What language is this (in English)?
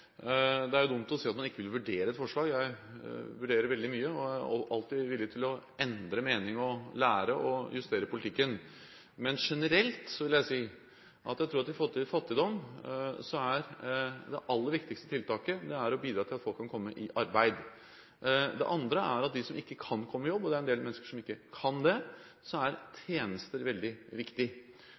Norwegian Bokmål